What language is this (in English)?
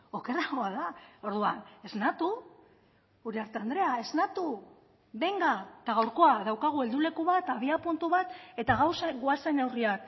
Basque